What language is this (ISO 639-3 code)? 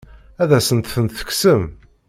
kab